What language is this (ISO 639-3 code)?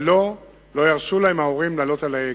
heb